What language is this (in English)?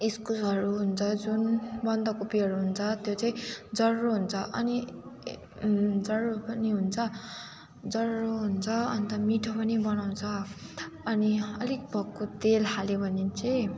Nepali